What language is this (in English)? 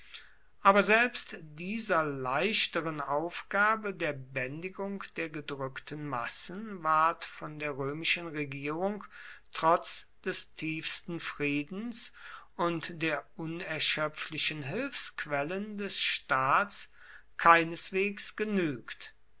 German